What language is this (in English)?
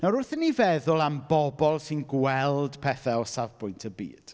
Welsh